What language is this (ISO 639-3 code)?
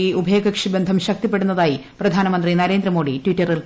mal